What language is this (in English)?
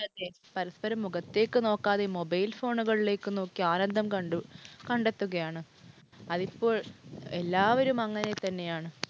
Malayalam